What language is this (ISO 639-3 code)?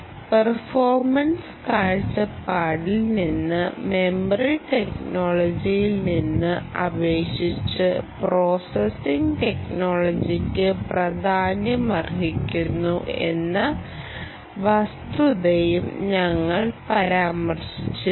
mal